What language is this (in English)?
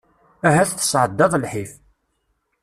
Kabyle